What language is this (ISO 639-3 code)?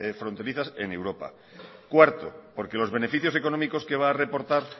spa